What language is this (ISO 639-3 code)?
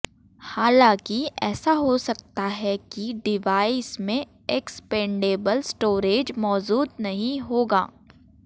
hin